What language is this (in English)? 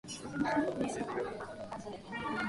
Japanese